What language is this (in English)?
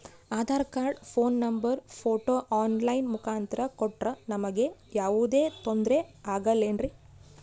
Kannada